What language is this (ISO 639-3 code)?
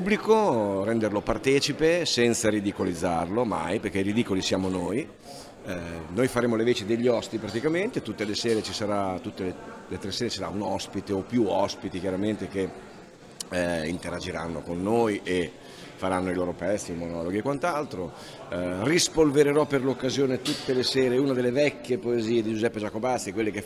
ita